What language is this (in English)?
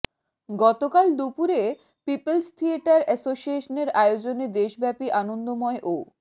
Bangla